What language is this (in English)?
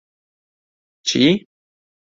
Central Kurdish